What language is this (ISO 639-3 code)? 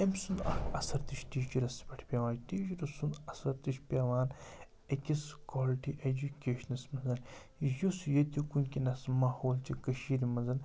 kas